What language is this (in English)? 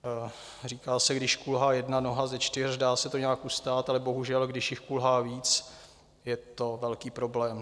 Czech